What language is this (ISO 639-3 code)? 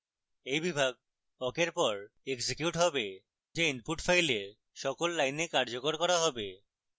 ben